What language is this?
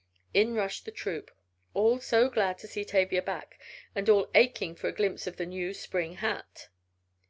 English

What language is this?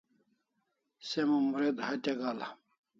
Kalasha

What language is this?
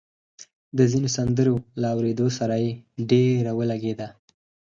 Pashto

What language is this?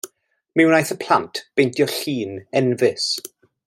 Welsh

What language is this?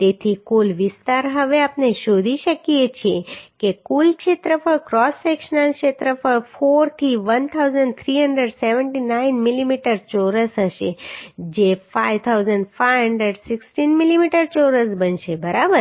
Gujarati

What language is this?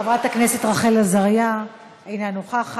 Hebrew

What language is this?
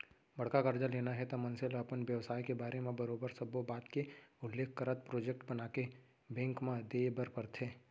Chhattisgarhi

